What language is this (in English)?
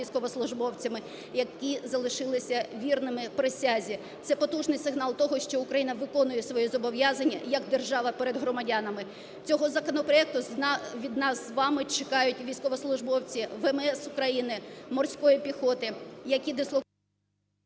Ukrainian